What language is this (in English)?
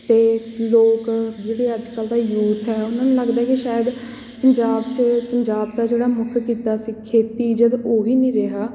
Punjabi